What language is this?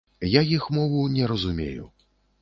Belarusian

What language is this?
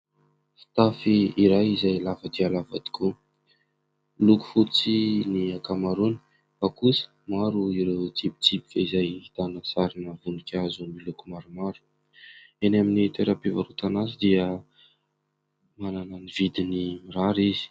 Malagasy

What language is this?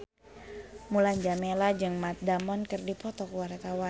Sundanese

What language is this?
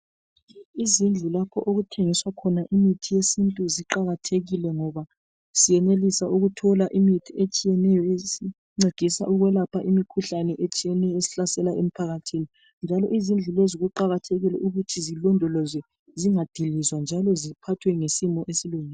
North Ndebele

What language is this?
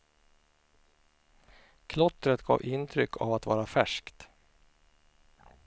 Swedish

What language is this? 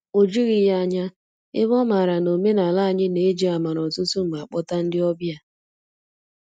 Igbo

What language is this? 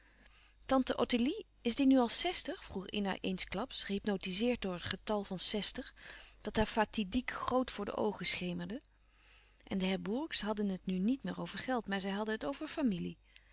Dutch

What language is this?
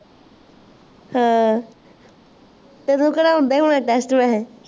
Punjabi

